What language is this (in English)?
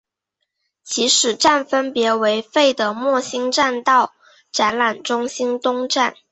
Chinese